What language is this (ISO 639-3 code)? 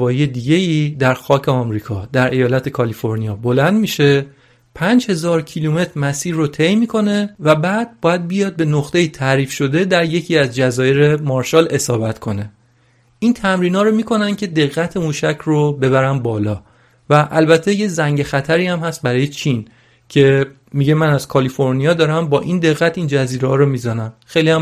fas